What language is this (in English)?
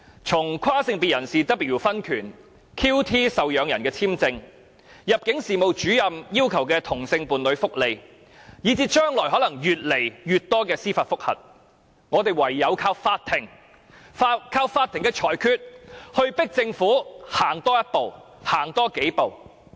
Cantonese